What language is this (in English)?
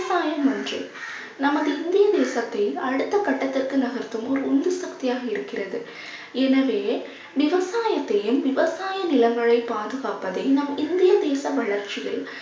Tamil